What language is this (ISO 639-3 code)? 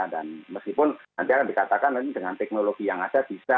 ind